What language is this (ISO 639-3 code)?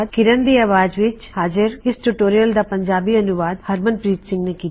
pan